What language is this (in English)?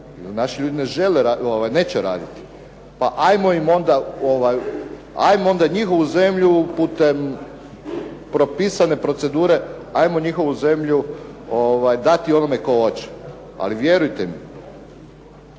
Croatian